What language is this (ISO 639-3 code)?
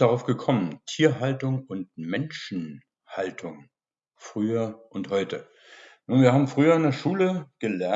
deu